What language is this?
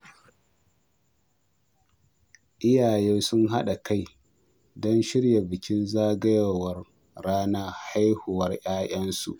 Hausa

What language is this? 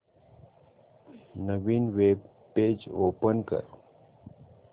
Marathi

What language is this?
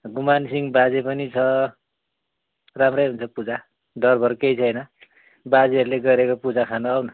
Nepali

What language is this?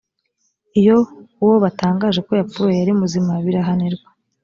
Kinyarwanda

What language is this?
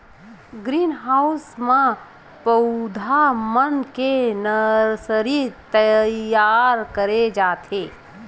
Chhattisgarhi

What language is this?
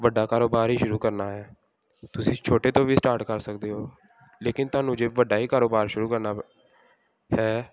Punjabi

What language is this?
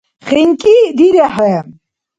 Dargwa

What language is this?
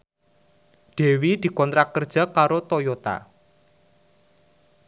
Javanese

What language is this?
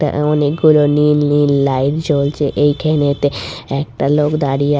Bangla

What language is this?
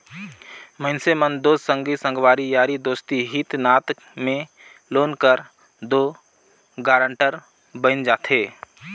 Chhattisgarhi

